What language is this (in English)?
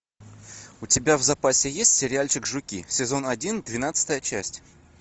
Russian